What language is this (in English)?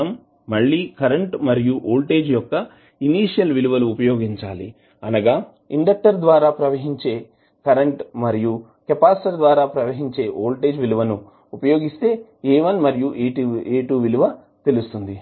Telugu